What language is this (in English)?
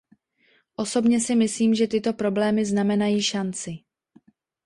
Czech